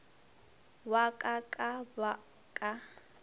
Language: Northern Sotho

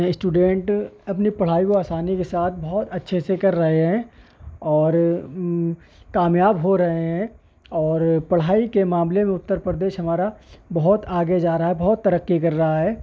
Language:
Urdu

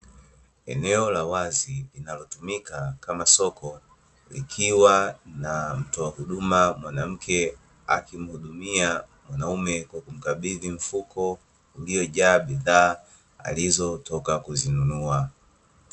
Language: Swahili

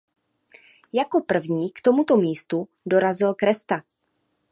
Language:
Czech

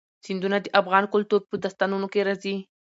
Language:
Pashto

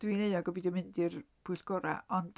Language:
Welsh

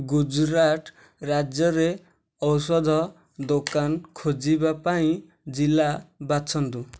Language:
Odia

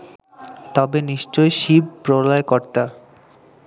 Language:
Bangla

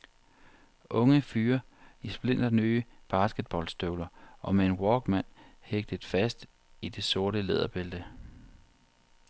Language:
Danish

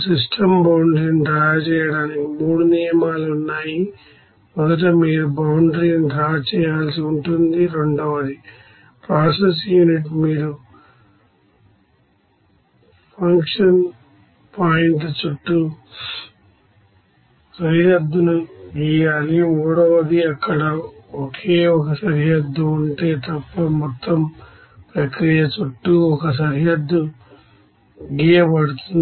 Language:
Telugu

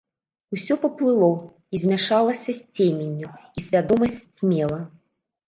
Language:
Belarusian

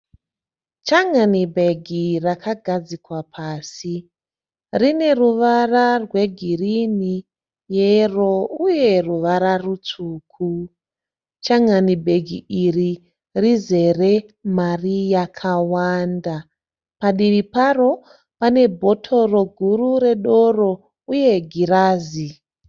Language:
Shona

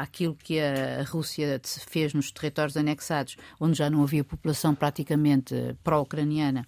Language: Portuguese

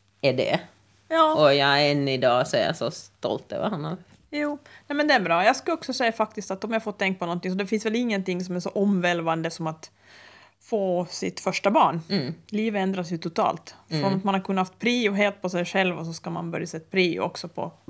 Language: Swedish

